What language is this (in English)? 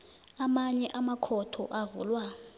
South Ndebele